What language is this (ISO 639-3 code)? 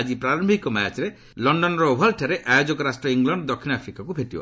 ori